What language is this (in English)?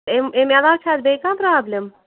Kashmiri